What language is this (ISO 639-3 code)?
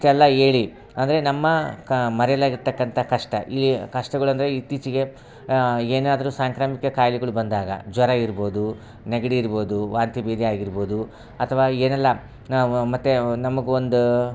kan